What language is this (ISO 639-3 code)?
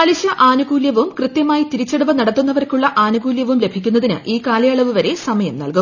mal